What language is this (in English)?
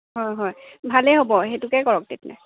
Assamese